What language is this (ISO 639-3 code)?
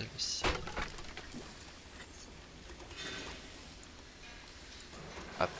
fra